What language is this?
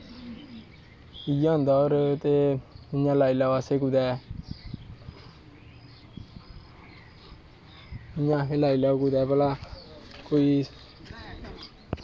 Dogri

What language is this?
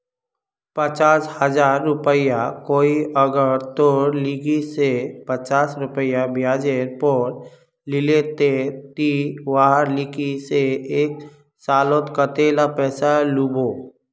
Magahi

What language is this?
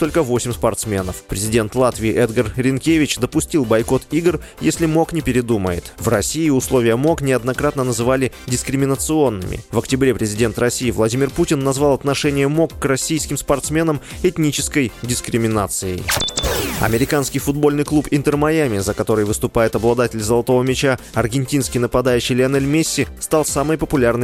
Russian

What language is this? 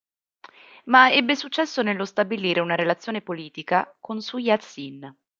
Italian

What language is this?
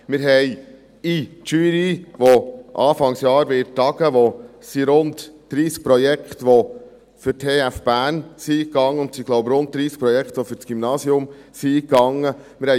Swiss German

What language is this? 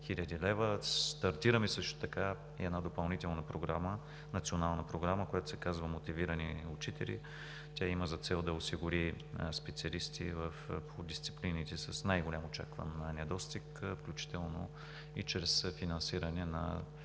Bulgarian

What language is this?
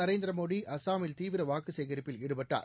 Tamil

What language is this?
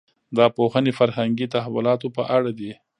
Pashto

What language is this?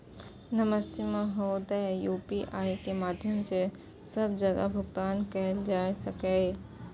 Maithili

